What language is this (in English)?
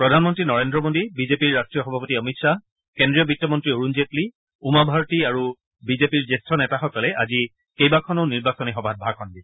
Assamese